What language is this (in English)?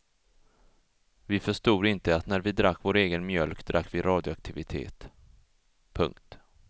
Swedish